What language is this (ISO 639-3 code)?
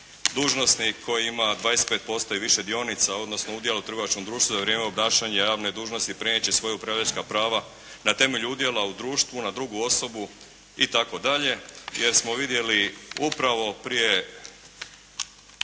hrv